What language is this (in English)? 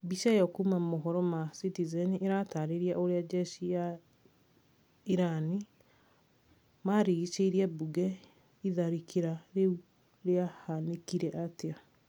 Kikuyu